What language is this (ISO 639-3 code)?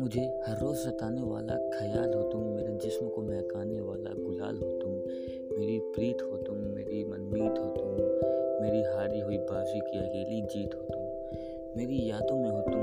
hin